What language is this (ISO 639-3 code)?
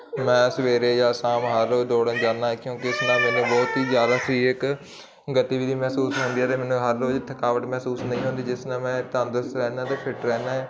pan